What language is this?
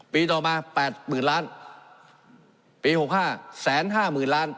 Thai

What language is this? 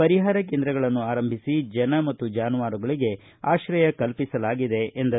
Kannada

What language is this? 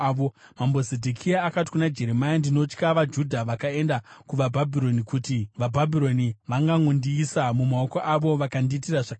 Shona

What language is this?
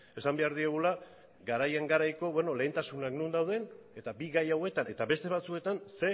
Basque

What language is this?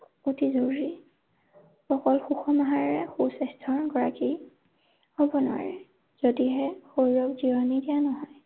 Assamese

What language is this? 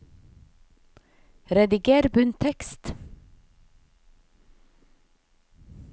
Norwegian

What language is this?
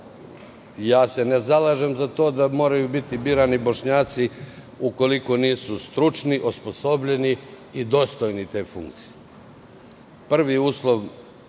Serbian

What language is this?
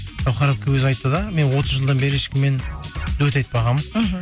Kazakh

